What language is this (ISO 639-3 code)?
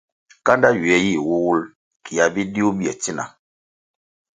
nmg